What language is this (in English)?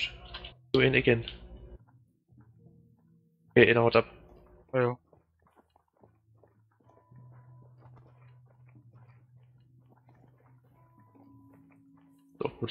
German